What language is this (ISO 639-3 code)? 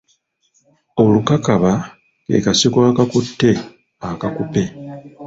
lug